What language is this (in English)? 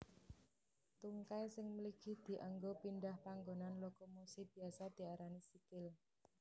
Javanese